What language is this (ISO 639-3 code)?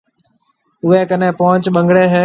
mve